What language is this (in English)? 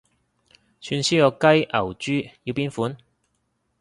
Cantonese